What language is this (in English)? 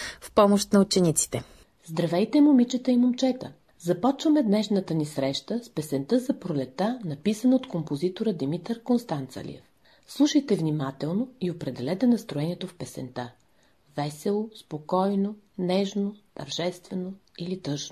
Bulgarian